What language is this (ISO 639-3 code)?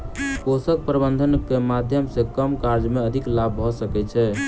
mai